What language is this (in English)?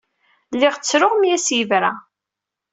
Kabyle